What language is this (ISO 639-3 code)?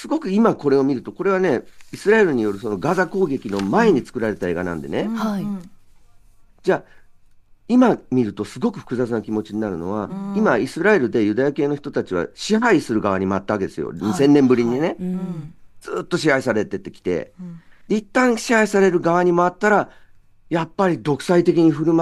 jpn